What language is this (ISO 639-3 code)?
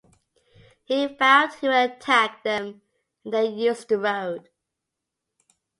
eng